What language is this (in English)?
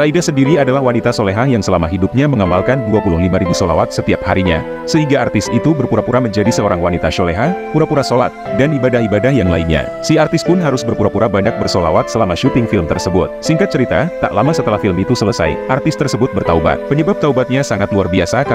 Indonesian